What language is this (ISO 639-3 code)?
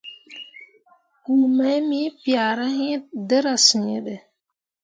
mua